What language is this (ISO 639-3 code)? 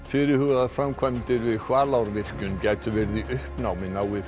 isl